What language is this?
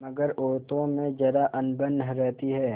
Hindi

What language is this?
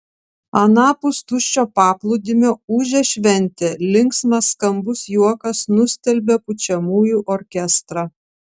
Lithuanian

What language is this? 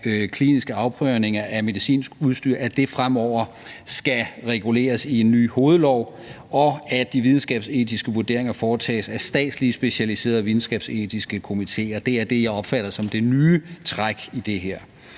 Danish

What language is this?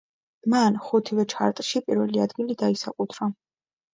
Georgian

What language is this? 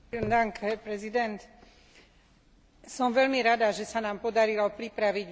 Slovak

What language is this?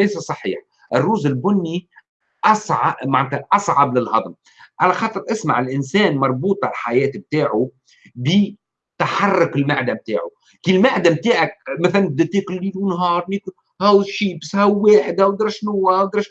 Arabic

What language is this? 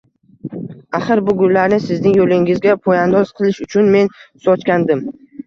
Uzbek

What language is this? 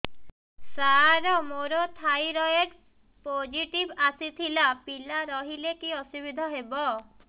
Odia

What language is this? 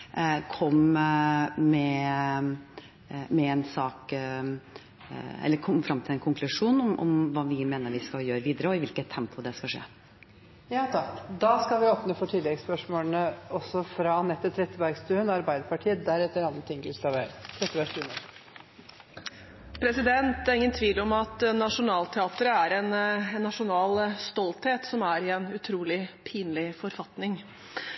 Norwegian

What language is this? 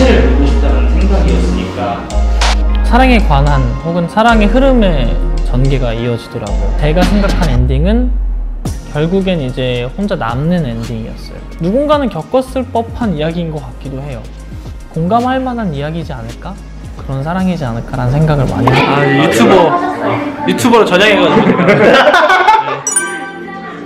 Korean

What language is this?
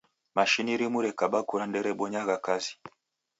Taita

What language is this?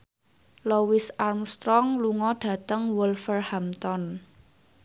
Javanese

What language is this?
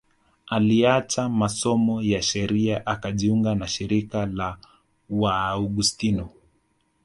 Swahili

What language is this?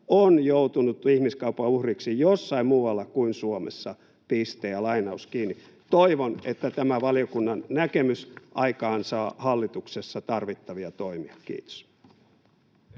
Finnish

